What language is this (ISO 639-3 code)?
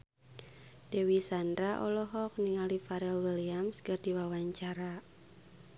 sun